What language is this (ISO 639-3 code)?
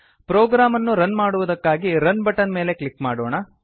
kan